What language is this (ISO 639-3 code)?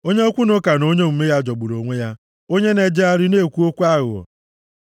ibo